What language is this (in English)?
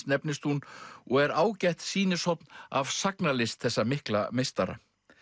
Icelandic